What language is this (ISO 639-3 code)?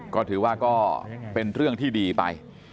tha